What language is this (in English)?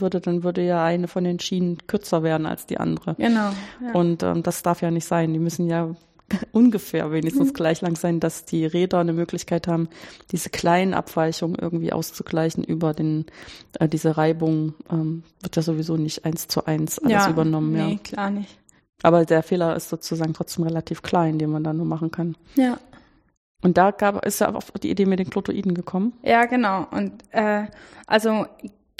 German